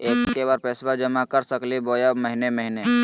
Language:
Magahi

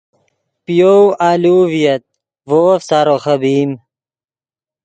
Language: Yidgha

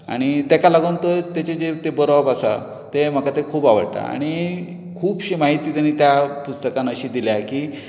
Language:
Konkani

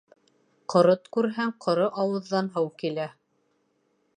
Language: Bashkir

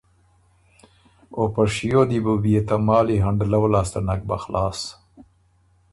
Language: Ormuri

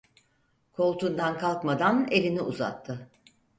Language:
Turkish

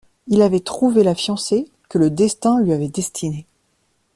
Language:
French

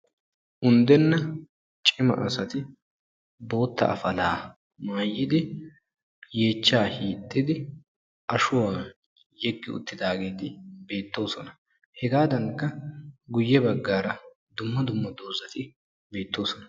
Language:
Wolaytta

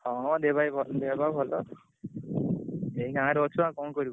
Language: Odia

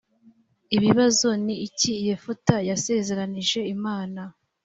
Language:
Kinyarwanda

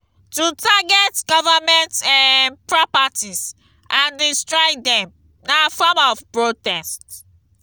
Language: Nigerian Pidgin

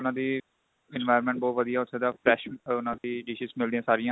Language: Punjabi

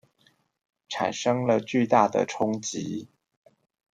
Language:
Chinese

